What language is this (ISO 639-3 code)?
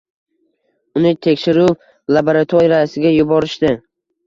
uzb